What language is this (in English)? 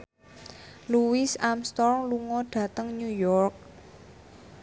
Javanese